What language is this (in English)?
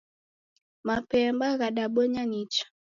Taita